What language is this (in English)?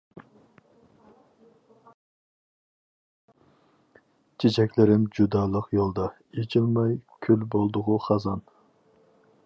Uyghur